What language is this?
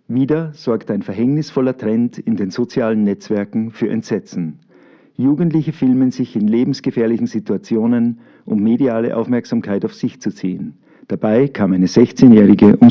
German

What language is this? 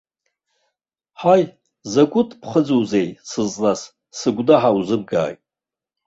Abkhazian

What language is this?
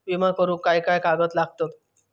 Marathi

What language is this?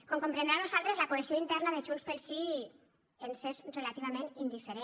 Catalan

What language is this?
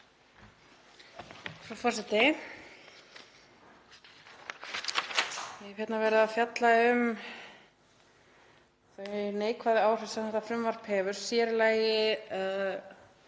Icelandic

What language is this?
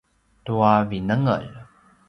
Paiwan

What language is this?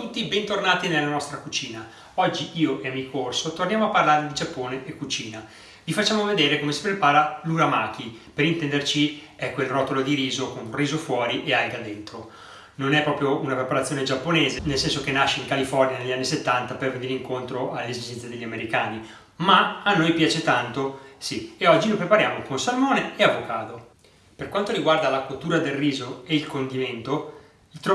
Italian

